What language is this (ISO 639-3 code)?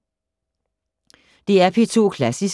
dan